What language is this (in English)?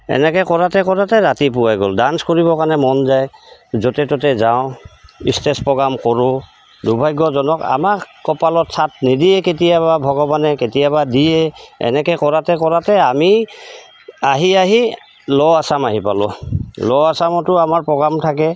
Assamese